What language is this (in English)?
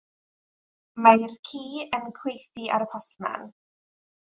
Welsh